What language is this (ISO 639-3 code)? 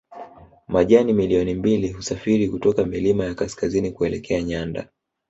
swa